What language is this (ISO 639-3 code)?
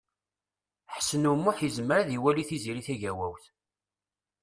kab